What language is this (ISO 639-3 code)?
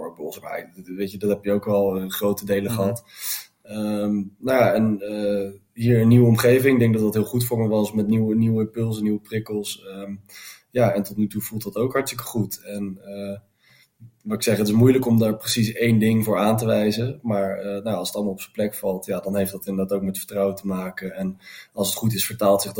nld